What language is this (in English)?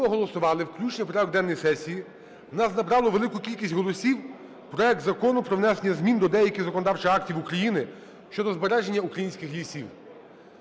Ukrainian